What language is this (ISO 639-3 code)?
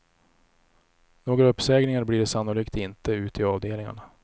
swe